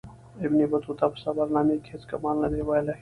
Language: Pashto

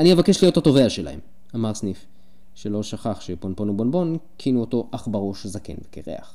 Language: Hebrew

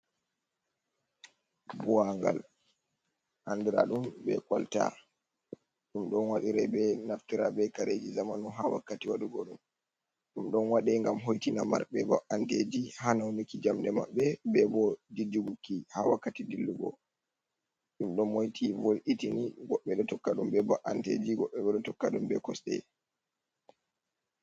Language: Fula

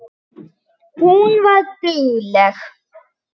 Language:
Icelandic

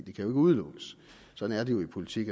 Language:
Danish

